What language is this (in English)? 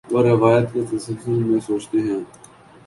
Urdu